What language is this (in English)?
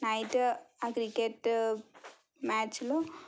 Telugu